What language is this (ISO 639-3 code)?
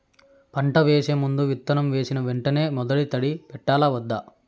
tel